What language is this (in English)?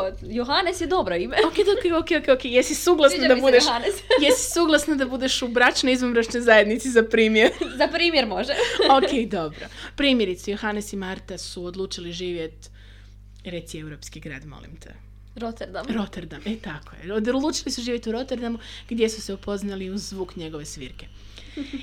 Croatian